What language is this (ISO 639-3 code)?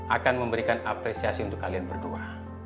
ind